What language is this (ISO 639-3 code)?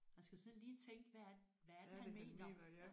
dan